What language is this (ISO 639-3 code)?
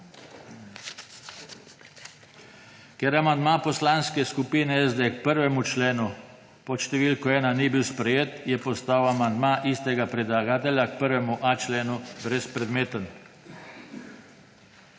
slv